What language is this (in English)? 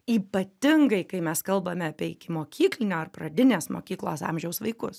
Lithuanian